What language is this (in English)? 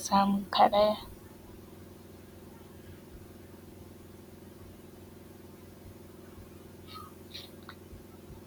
Hausa